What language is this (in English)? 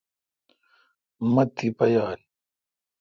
Kalkoti